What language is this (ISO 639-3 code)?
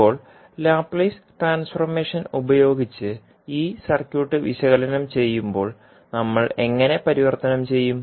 mal